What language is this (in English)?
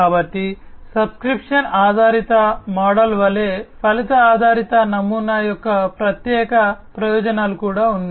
Telugu